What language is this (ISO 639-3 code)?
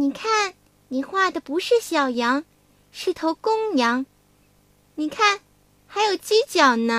zho